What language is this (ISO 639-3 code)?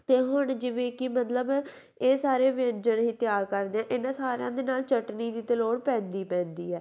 pan